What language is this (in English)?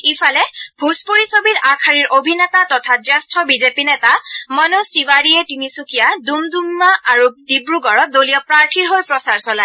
Assamese